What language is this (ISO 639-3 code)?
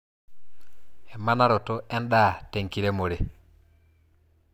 mas